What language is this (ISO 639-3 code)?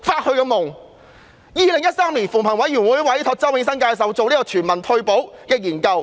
yue